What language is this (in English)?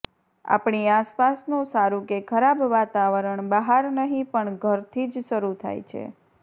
Gujarati